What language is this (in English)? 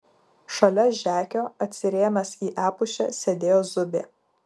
Lithuanian